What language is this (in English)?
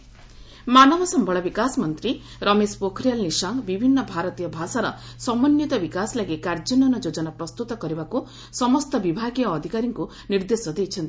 Odia